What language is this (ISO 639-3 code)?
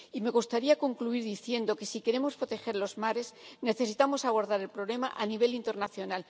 spa